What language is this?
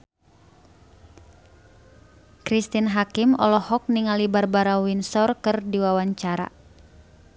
Sundanese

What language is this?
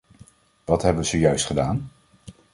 Dutch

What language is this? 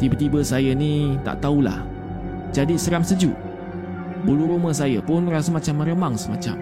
Malay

